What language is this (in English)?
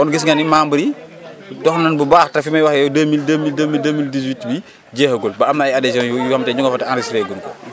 Wolof